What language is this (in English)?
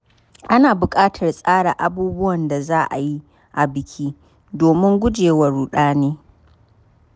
Hausa